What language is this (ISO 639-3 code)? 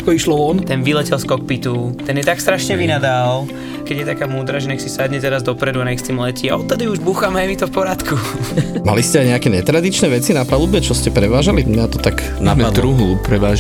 slk